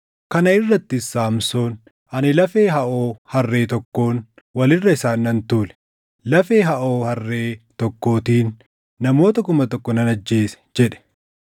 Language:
Oromo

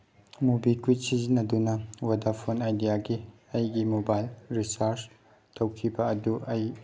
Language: Manipuri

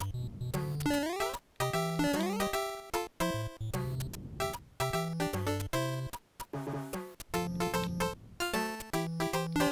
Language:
German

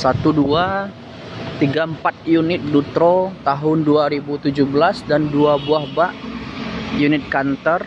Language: Indonesian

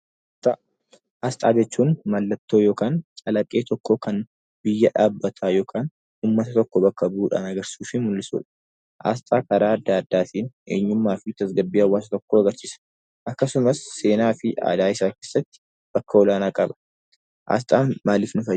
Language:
Oromo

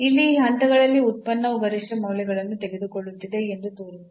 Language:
Kannada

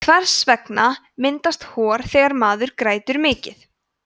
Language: Icelandic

